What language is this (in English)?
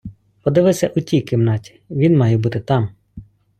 Ukrainian